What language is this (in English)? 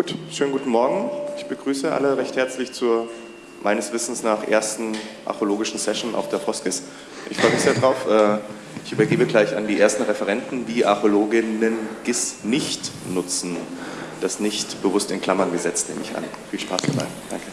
German